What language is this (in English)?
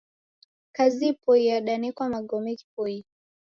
Taita